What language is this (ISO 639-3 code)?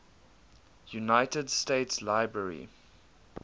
eng